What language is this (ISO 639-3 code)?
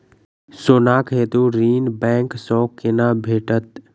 mai